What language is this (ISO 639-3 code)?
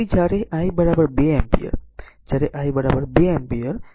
guj